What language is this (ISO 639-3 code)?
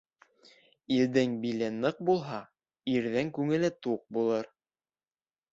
bak